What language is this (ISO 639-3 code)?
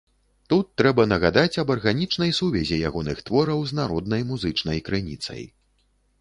bel